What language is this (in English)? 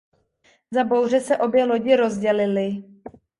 Czech